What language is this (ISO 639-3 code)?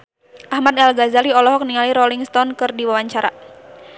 sun